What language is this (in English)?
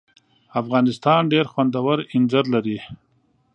Pashto